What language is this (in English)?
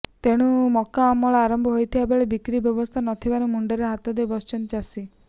Odia